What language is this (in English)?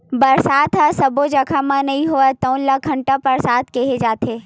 Chhattisgarhi